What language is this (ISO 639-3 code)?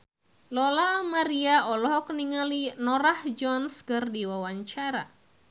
sun